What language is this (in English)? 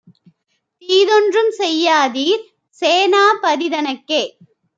Tamil